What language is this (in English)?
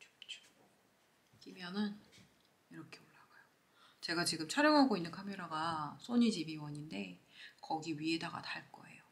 Korean